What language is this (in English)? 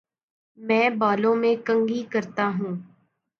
Urdu